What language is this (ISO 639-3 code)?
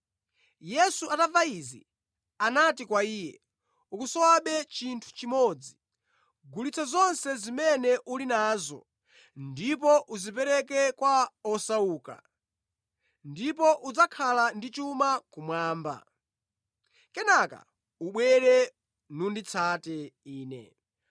nya